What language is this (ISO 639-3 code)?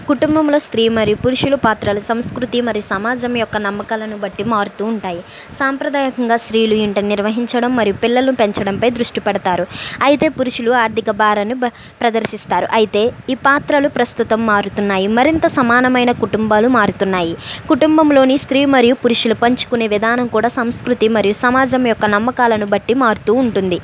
tel